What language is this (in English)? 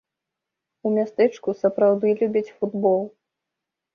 Belarusian